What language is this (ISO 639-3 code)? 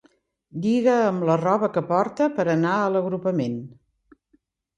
cat